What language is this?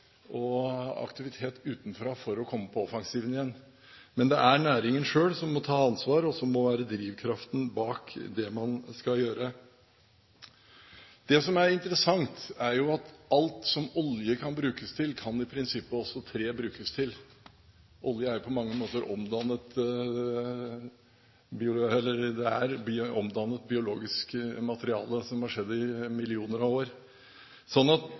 Norwegian Bokmål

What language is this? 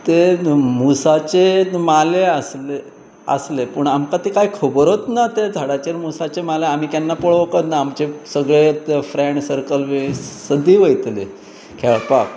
Konkani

